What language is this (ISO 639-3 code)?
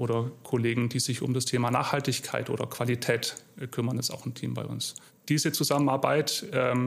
deu